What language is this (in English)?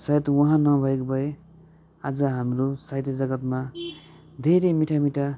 Nepali